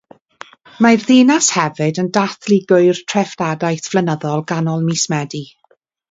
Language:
Welsh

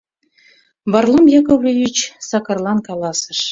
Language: Mari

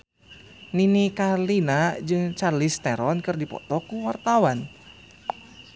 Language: Sundanese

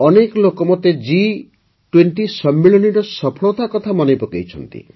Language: Odia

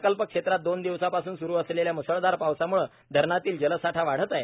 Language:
Marathi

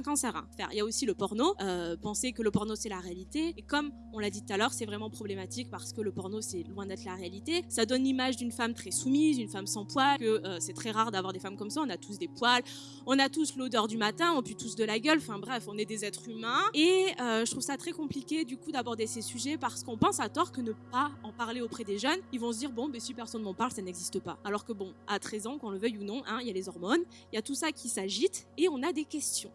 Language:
French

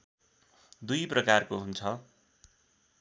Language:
Nepali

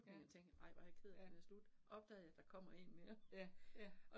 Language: Danish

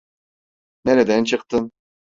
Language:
Turkish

